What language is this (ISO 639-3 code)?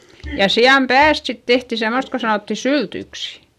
fin